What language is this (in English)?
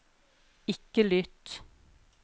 Norwegian